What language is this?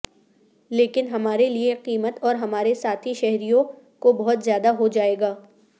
Urdu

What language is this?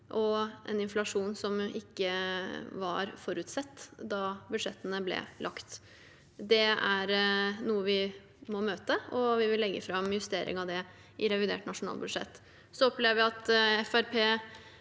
Norwegian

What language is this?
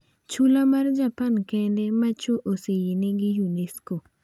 Luo (Kenya and Tanzania)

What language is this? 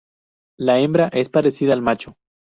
Spanish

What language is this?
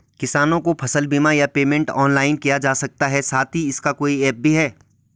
Hindi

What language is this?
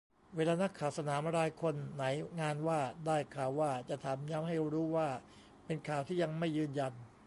Thai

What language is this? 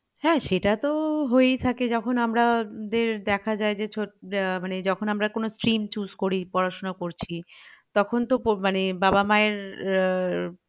Bangla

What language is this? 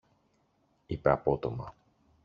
Greek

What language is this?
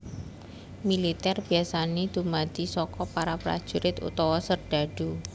Javanese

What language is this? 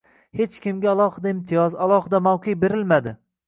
Uzbek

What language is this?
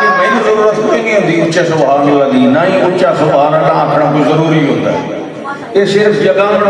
Arabic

